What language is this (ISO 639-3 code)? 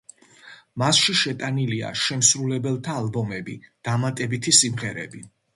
kat